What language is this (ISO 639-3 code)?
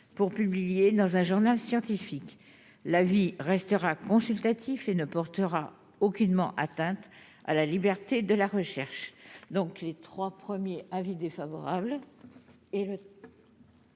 fra